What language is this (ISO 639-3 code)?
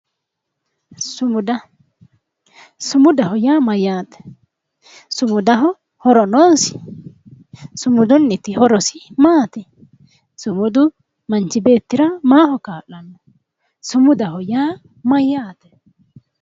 sid